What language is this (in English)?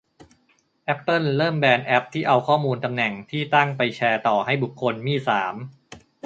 Thai